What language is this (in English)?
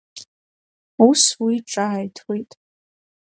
Abkhazian